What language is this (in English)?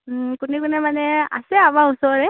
Assamese